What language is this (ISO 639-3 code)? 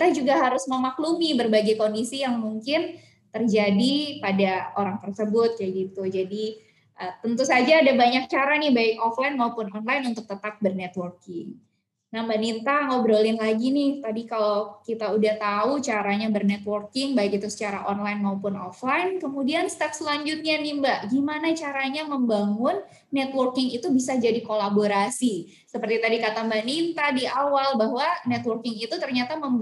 ind